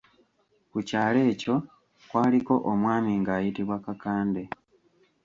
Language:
Ganda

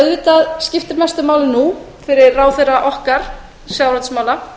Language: Icelandic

